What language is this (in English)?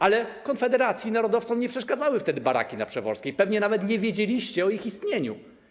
Polish